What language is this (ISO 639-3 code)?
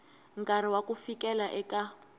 tso